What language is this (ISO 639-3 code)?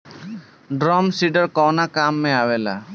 bho